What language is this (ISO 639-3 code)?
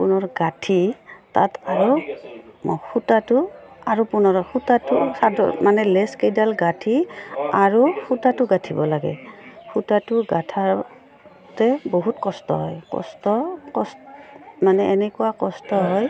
asm